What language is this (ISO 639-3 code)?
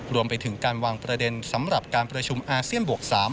tha